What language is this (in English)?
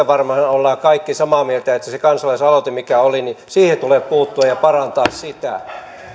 Finnish